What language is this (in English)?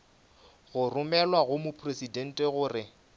Northern Sotho